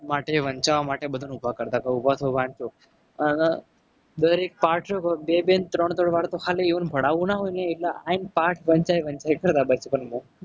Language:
Gujarati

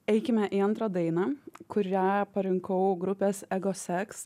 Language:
Lithuanian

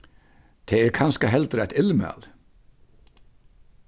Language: Faroese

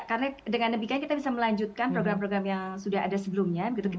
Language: Indonesian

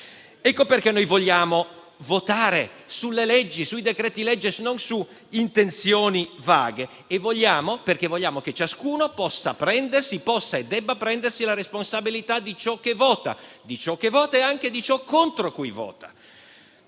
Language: Italian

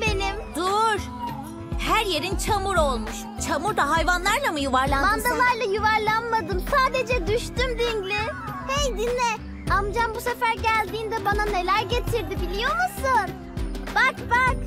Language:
Turkish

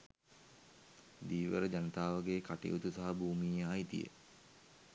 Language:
Sinhala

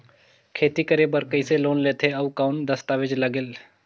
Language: Chhattisgarhi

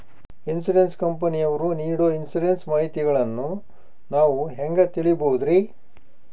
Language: Kannada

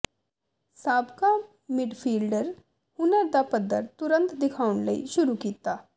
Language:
Punjabi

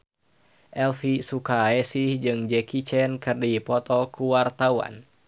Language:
Sundanese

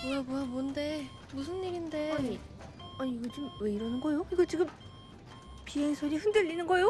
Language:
Korean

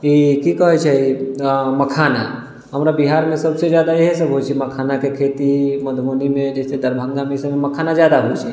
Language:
Maithili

